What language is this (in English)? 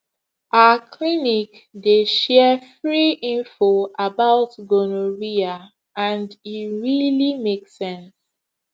Nigerian Pidgin